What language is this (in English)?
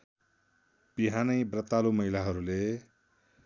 Nepali